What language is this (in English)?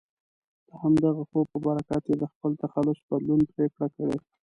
Pashto